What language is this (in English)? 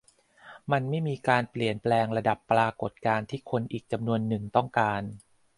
Thai